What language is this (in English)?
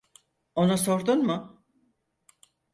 Turkish